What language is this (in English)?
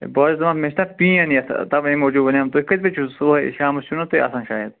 Kashmiri